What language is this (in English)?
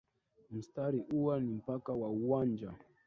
Swahili